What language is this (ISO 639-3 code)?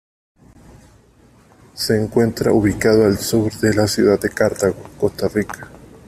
spa